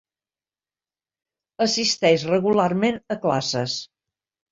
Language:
Catalan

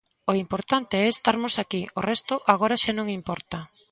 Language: Galician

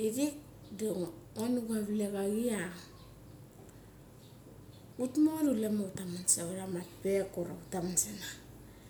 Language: Mali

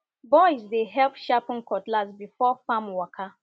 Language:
Nigerian Pidgin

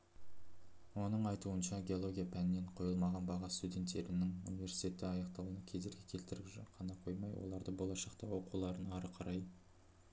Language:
Kazakh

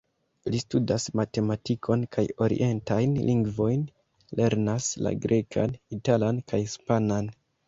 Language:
Esperanto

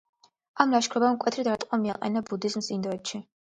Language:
Georgian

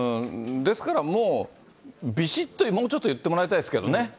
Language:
Japanese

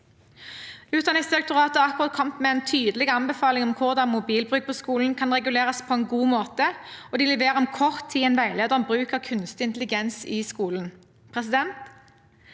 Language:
Norwegian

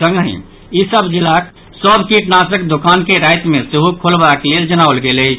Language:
Maithili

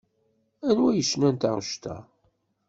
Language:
Kabyle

